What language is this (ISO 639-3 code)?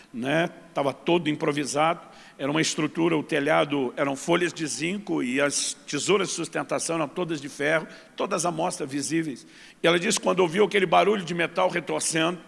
por